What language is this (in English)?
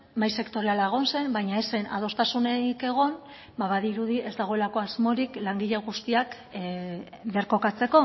Basque